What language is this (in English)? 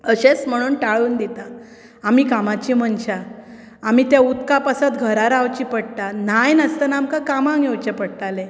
Konkani